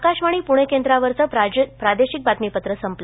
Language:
Marathi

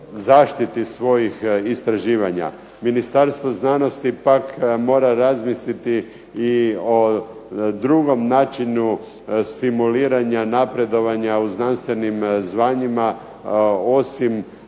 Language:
Croatian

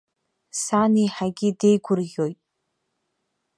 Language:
Abkhazian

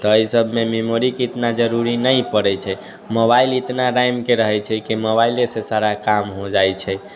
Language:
Maithili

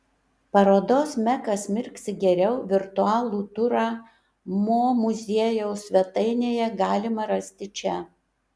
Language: Lithuanian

